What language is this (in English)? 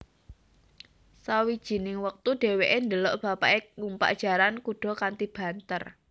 Javanese